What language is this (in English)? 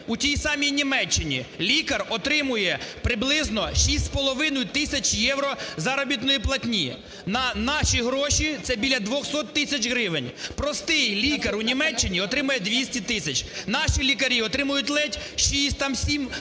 Ukrainian